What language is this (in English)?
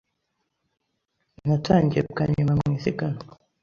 Kinyarwanda